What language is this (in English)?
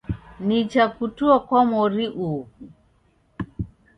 Taita